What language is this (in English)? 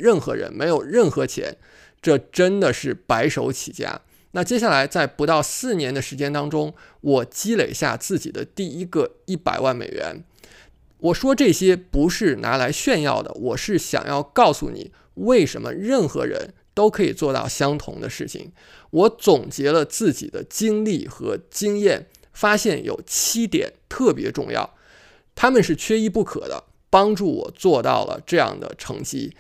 Chinese